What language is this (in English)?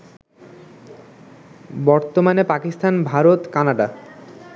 Bangla